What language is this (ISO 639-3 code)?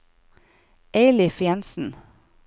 nor